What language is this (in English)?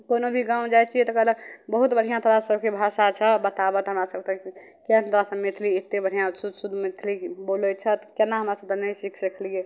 Maithili